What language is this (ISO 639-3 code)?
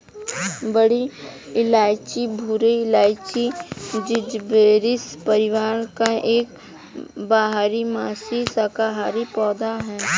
hin